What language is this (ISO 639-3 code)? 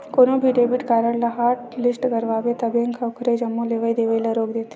hne